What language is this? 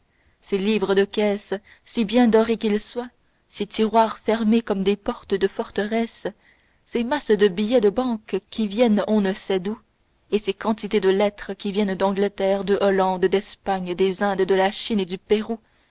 French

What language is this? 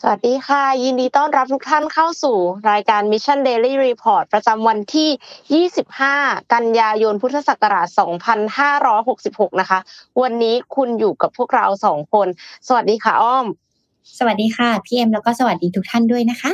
Thai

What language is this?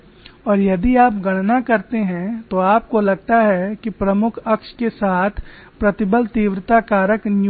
Hindi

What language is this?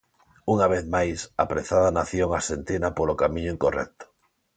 Galician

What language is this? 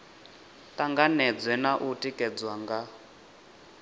Venda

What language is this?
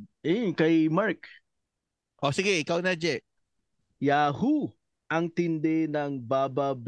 Filipino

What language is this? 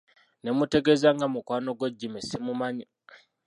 Ganda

